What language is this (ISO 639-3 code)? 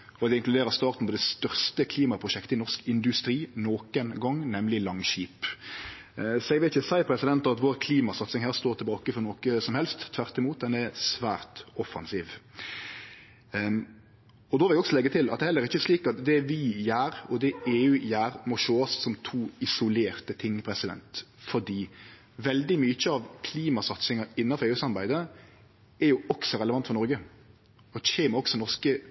nno